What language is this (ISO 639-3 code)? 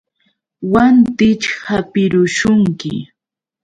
qux